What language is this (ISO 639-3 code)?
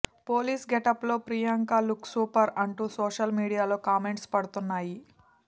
tel